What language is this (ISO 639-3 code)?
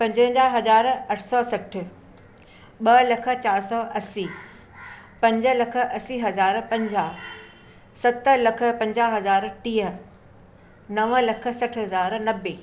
snd